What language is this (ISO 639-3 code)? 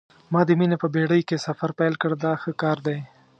pus